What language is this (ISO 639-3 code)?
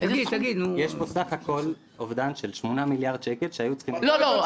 heb